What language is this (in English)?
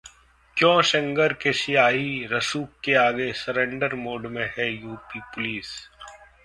Hindi